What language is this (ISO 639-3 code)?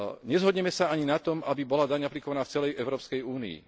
slk